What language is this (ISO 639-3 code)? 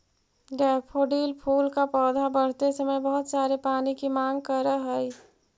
mag